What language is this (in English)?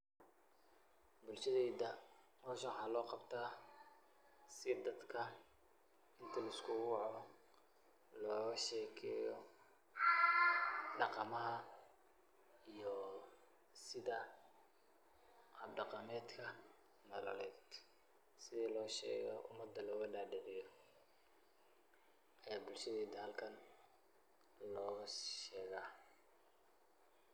Somali